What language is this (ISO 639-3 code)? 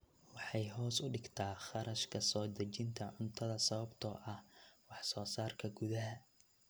som